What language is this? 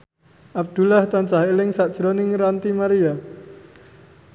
Javanese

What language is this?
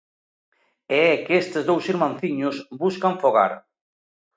Galician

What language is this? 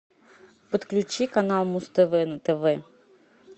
Russian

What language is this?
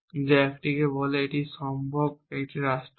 Bangla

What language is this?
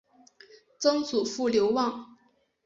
Chinese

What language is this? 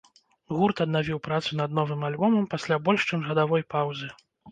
Belarusian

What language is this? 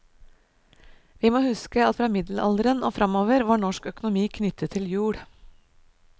Norwegian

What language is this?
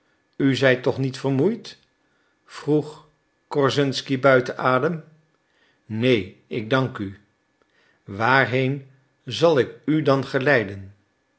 Dutch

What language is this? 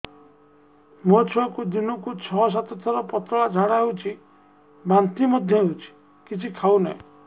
Odia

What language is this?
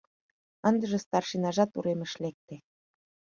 Mari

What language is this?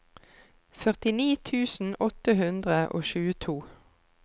Norwegian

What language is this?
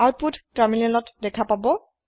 Assamese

